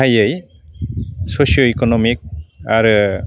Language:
Bodo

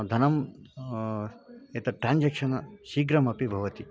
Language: Sanskrit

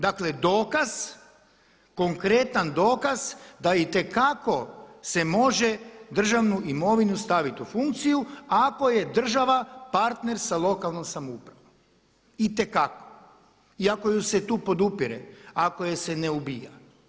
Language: Croatian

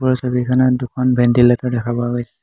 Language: Assamese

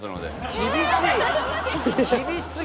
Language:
Japanese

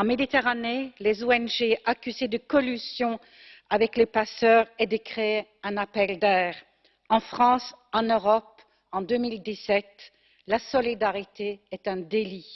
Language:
French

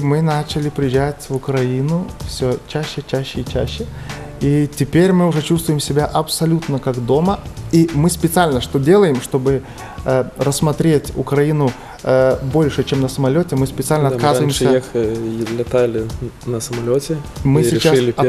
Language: Russian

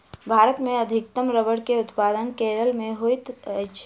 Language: Maithili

